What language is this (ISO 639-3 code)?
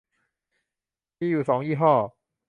tha